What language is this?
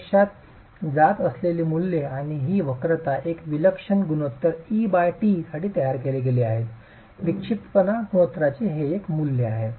Marathi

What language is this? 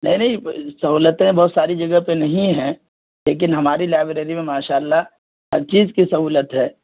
Urdu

